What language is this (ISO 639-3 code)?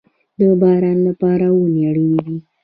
pus